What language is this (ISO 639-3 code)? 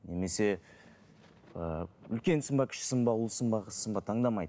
kaz